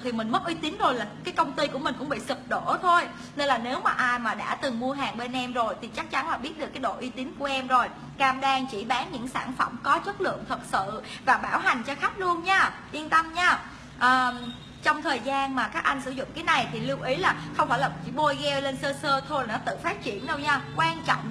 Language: Vietnamese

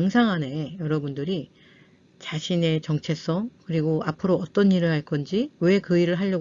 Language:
Korean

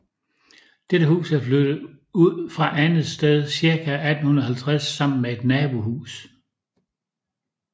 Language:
Danish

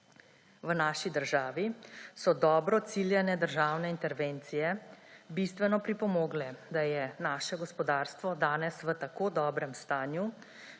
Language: Slovenian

